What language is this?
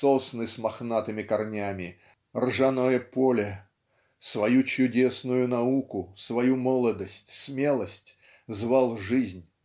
Russian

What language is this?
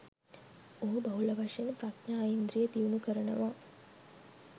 Sinhala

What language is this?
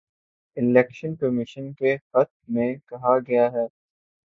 Urdu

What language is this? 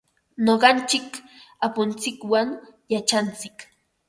Ambo-Pasco Quechua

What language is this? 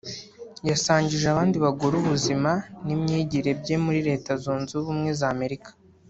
Kinyarwanda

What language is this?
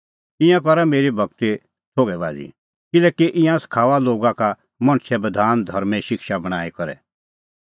Kullu Pahari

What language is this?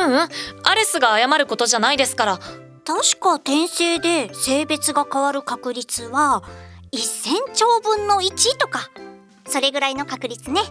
Japanese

